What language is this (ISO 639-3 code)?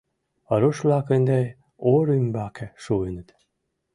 chm